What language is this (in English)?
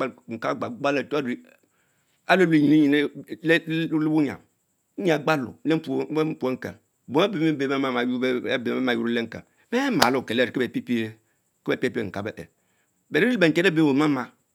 Mbe